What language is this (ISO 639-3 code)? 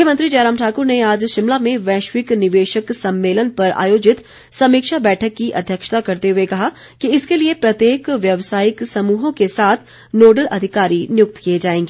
hin